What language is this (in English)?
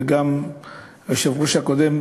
Hebrew